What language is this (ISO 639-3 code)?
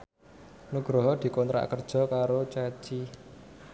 jav